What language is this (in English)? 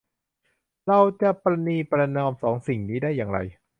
Thai